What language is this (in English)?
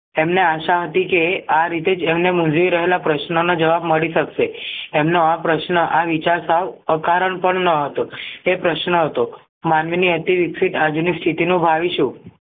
Gujarati